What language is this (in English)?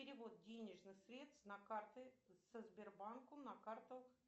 Russian